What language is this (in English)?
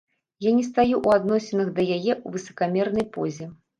Belarusian